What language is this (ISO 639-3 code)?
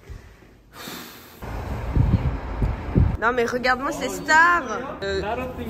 fra